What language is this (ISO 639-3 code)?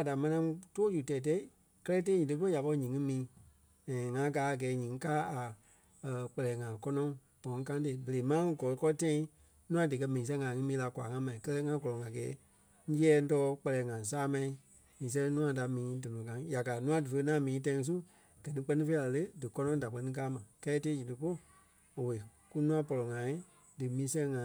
kpe